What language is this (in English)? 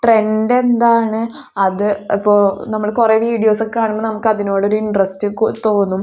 Malayalam